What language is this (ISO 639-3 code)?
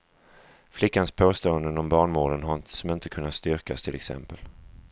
swe